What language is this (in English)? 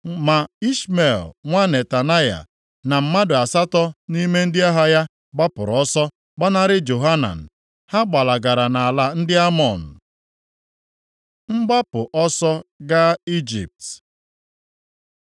Igbo